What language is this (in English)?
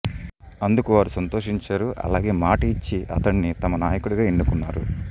Telugu